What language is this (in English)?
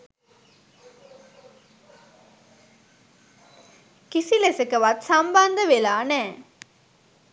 Sinhala